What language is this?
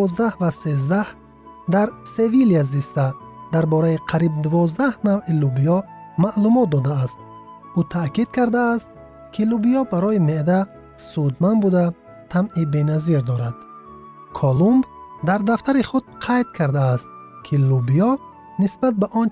Persian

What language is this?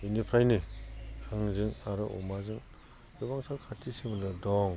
Bodo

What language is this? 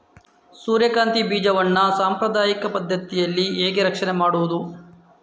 Kannada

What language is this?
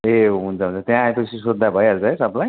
Nepali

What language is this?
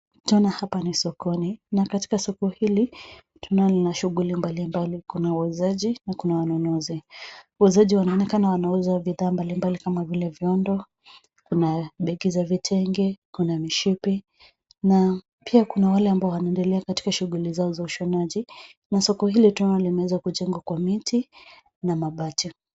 Swahili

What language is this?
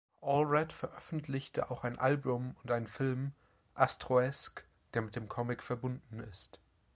German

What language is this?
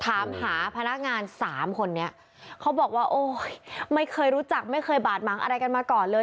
Thai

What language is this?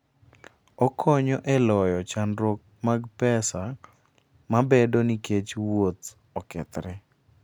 Luo (Kenya and Tanzania)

